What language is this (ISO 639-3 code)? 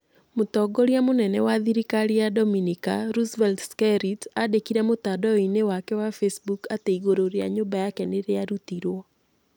kik